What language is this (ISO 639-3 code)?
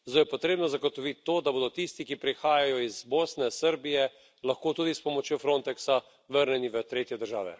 slv